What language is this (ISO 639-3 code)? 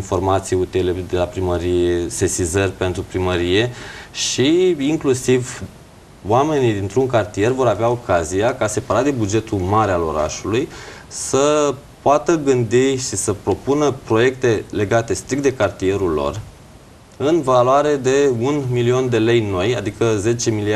ron